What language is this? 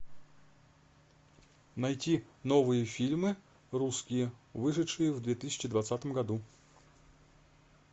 Russian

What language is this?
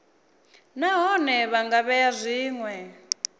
Venda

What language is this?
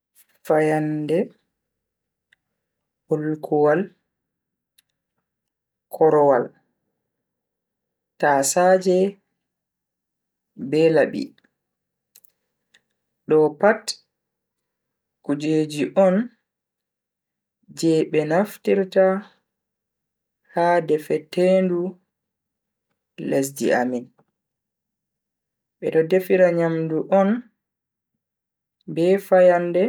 Bagirmi Fulfulde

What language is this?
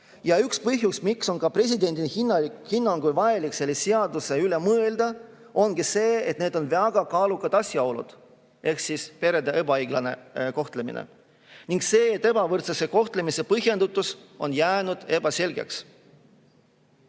Estonian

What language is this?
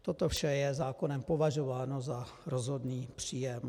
Czech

